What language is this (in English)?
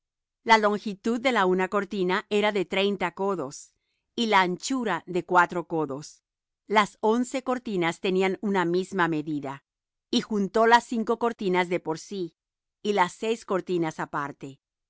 Spanish